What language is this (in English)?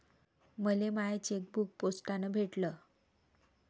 Marathi